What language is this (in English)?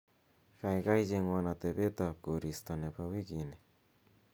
Kalenjin